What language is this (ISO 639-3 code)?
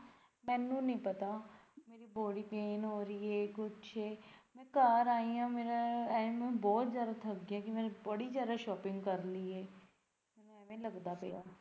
pan